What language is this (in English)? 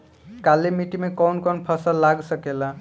Bhojpuri